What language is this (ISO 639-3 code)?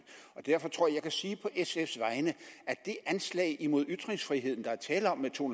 dan